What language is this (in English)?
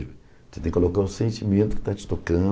Portuguese